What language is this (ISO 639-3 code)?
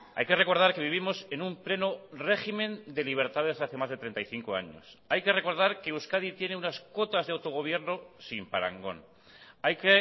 spa